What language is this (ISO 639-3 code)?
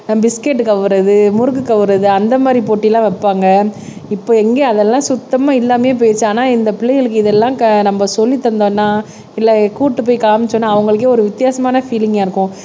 tam